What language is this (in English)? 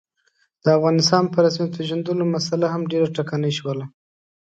Pashto